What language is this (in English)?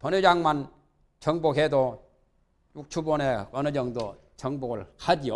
Korean